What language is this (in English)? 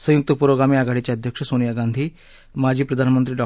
Marathi